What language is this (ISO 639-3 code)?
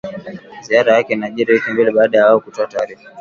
swa